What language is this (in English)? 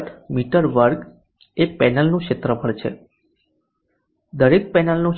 Gujarati